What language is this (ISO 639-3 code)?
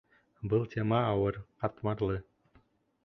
bak